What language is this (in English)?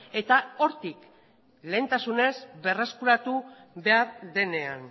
Basque